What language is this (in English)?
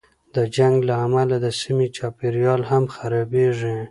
Pashto